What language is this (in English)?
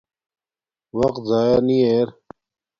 Domaaki